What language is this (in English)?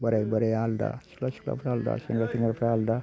Bodo